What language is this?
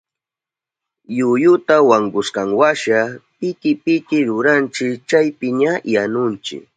Southern Pastaza Quechua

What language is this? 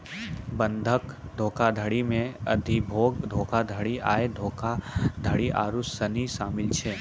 Maithili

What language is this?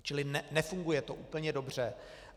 Czech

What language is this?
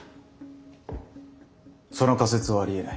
Japanese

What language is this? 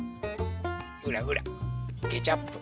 Japanese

